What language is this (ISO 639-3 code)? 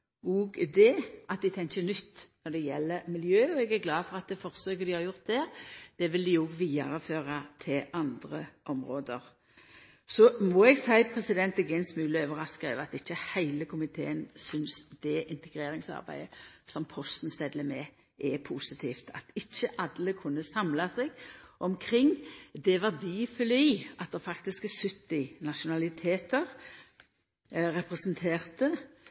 nno